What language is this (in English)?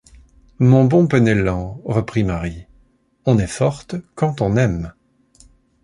French